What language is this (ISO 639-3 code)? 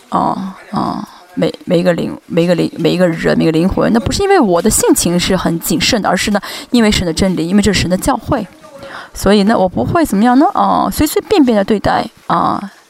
zho